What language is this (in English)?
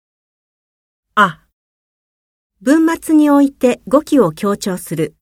Japanese